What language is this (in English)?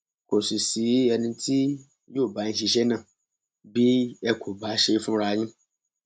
Yoruba